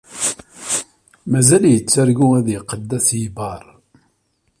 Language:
Kabyle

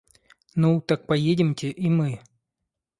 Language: Russian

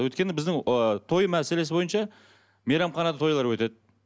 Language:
Kazakh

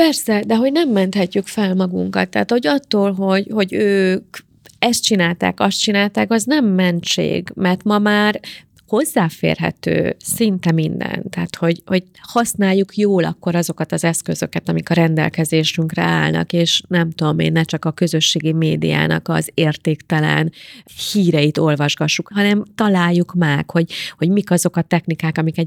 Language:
Hungarian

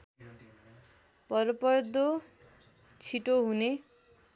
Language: Nepali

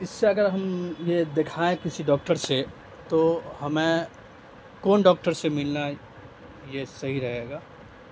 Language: Urdu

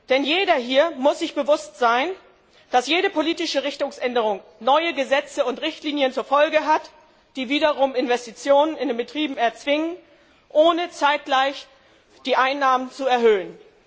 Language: German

